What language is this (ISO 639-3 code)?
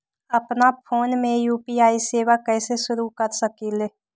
mag